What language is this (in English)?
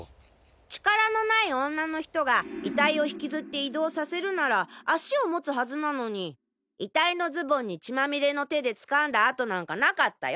Japanese